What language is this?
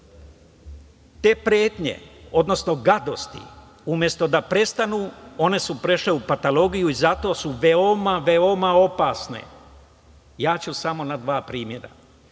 Serbian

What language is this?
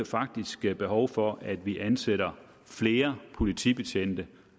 Danish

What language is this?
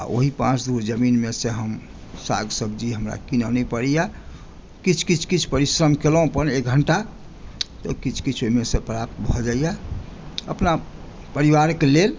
Maithili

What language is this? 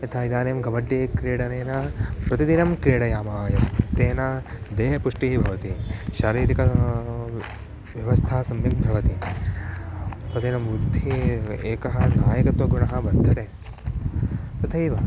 Sanskrit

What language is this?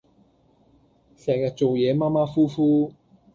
Cantonese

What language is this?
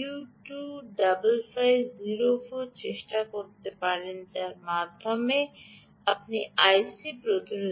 Bangla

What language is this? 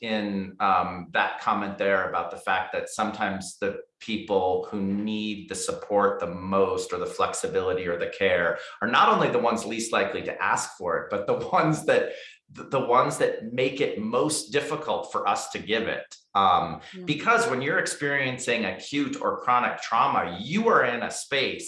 English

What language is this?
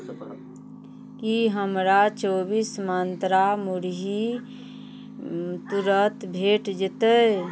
Maithili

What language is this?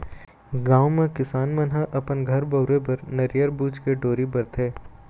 Chhattisgarhi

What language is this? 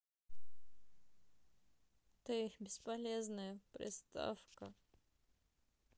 Russian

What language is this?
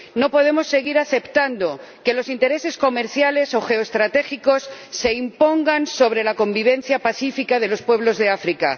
Spanish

